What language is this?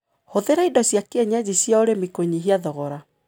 Kikuyu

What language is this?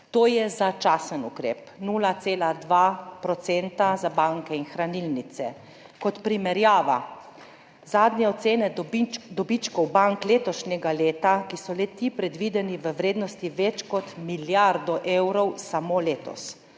Slovenian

